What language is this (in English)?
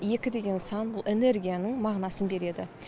Kazakh